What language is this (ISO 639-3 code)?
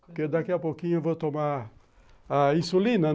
por